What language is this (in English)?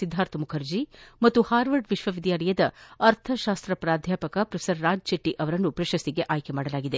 Kannada